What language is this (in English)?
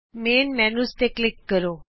Punjabi